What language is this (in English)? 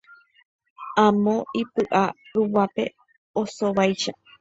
Guarani